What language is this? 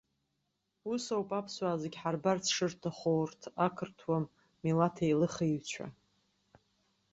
Abkhazian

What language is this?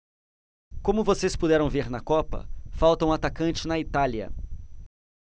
Portuguese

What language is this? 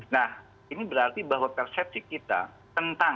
Indonesian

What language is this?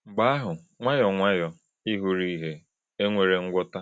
Igbo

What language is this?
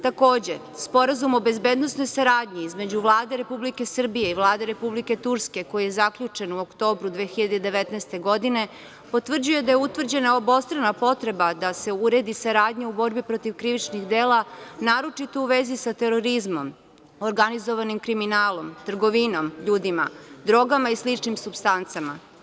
Serbian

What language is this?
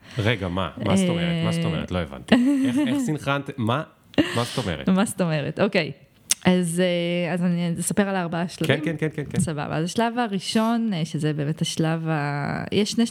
Hebrew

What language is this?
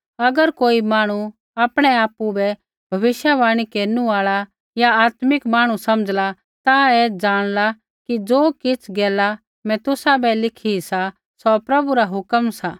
Kullu Pahari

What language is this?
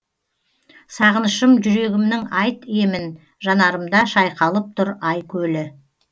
Kazakh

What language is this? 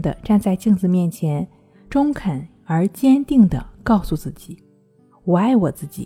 Chinese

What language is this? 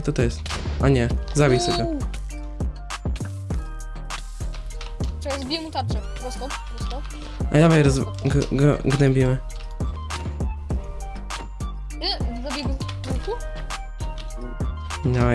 Polish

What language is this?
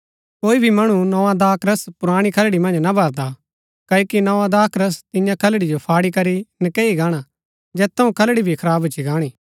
Gaddi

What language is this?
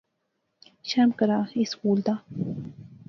Pahari-Potwari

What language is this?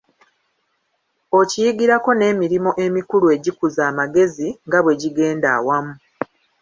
Ganda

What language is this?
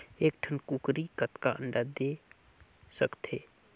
Chhattisgarhi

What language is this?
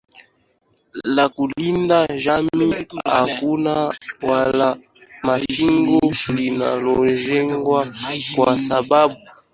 Swahili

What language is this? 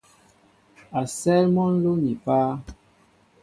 Mbo (Cameroon)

